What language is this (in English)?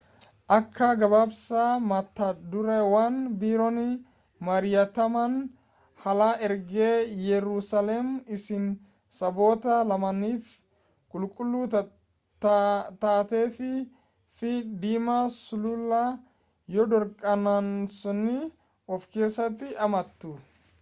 Oromo